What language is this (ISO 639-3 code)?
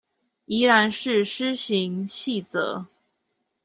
zho